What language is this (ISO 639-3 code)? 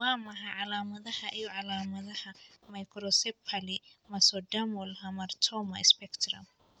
som